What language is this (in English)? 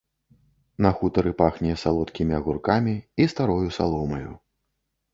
Belarusian